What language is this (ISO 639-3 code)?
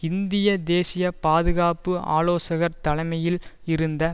tam